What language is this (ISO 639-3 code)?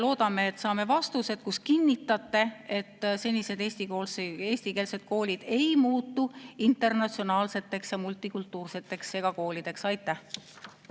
est